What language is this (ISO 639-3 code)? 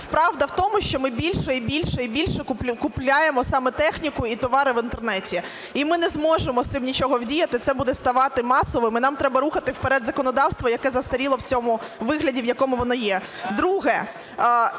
ukr